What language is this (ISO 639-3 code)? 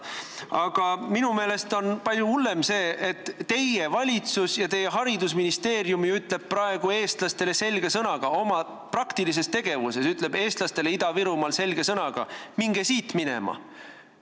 est